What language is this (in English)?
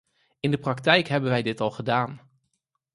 Dutch